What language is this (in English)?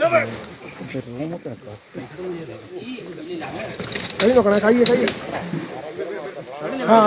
Arabic